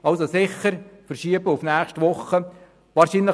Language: Swiss German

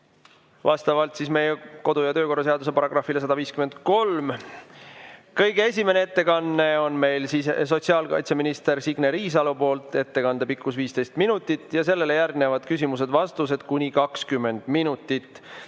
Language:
Estonian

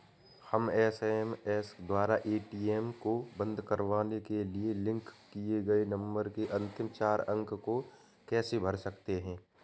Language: Hindi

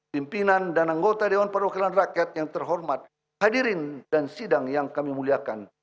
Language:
Indonesian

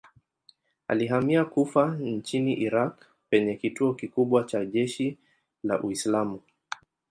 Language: Swahili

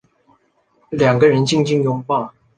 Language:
Chinese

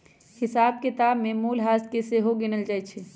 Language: Magahi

